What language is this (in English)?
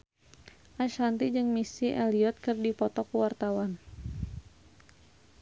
Sundanese